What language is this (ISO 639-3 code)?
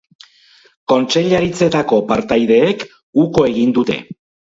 eus